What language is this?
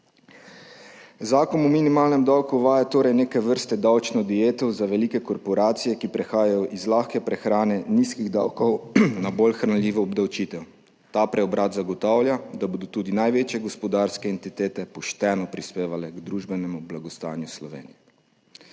Slovenian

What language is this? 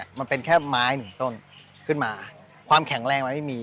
Thai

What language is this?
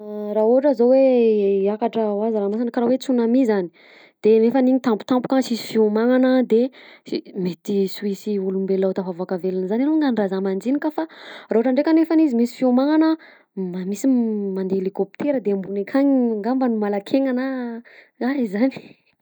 Southern Betsimisaraka Malagasy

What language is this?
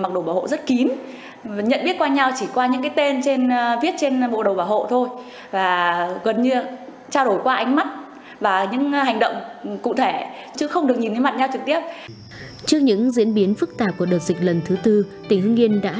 Vietnamese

